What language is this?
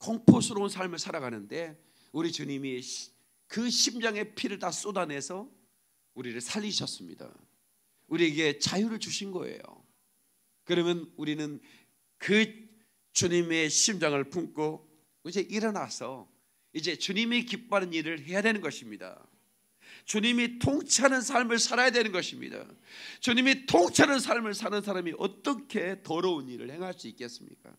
Korean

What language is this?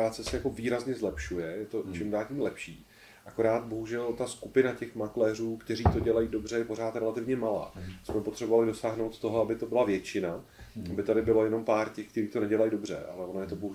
Czech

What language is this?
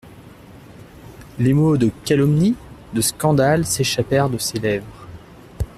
French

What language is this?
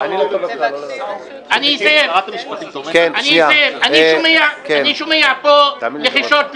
Hebrew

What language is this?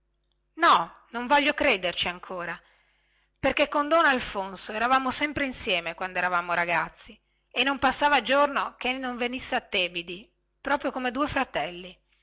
Italian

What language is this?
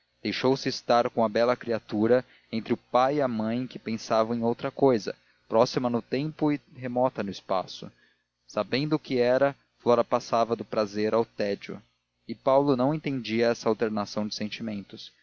Portuguese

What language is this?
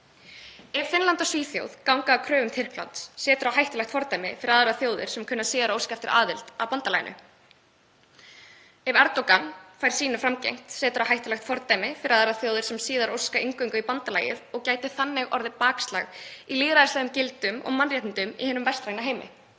Icelandic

